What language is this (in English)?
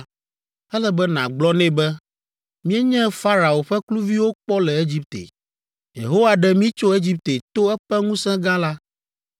Ewe